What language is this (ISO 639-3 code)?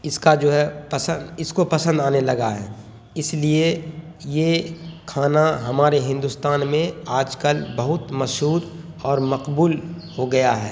urd